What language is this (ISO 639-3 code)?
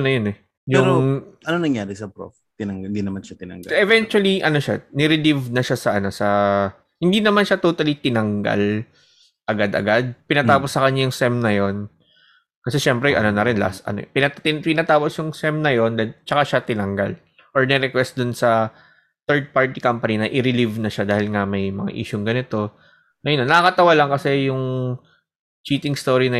fil